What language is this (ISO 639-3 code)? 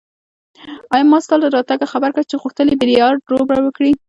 pus